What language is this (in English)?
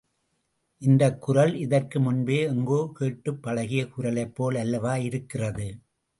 Tamil